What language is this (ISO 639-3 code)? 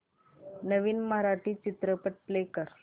mar